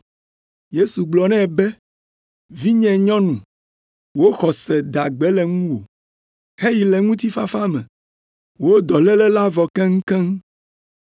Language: Ewe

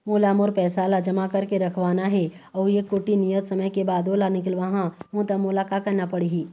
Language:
Chhattisgarhi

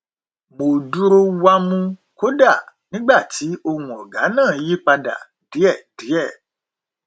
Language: Yoruba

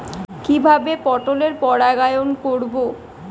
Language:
Bangla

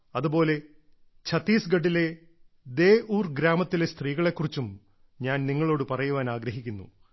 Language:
Malayalam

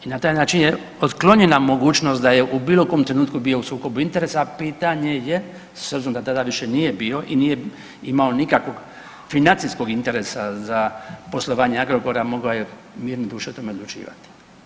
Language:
Croatian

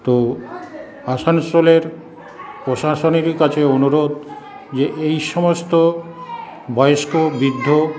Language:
Bangla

